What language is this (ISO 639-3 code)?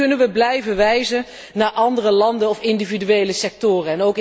nld